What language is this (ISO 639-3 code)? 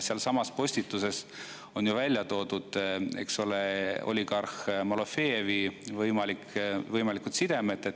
est